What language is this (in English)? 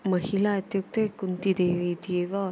Sanskrit